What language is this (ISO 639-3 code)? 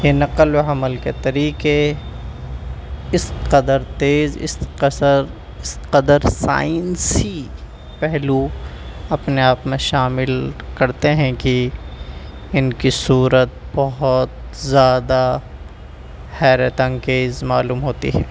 urd